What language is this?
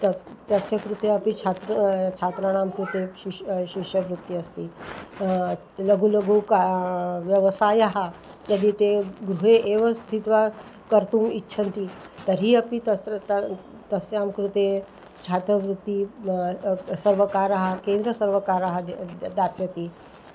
Sanskrit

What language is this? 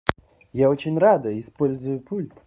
Russian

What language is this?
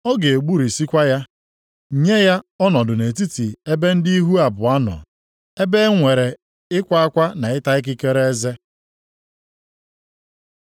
Igbo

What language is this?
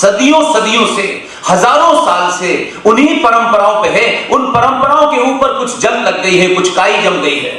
Hindi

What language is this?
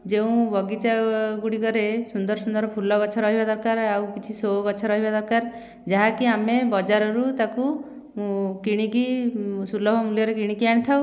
Odia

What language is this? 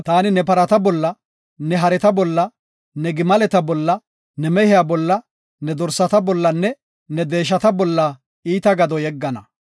Gofa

